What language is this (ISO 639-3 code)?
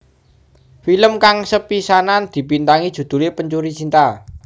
jav